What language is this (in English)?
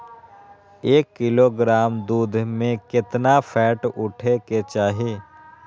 Magahi